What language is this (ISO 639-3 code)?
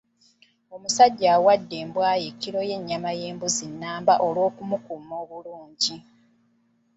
lug